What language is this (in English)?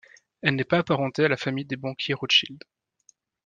French